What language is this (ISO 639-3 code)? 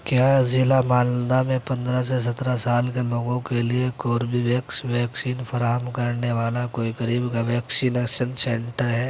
urd